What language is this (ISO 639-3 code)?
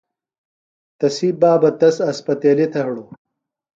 phl